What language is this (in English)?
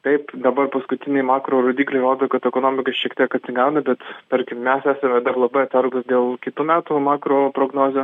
Lithuanian